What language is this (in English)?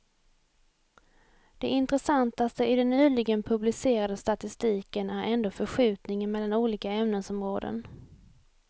Swedish